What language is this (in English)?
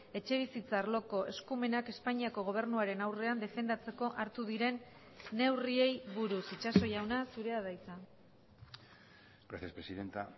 Basque